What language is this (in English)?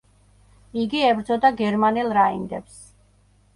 Georgian